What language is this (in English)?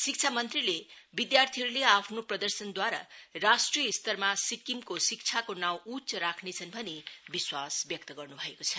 Nepali